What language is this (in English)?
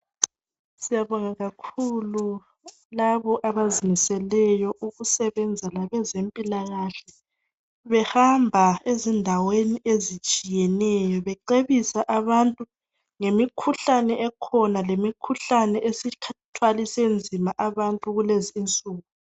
North Ndebele